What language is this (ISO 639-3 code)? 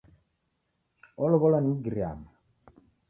dav